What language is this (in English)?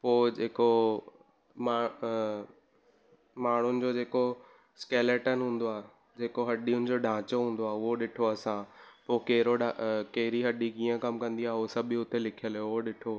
Sindhi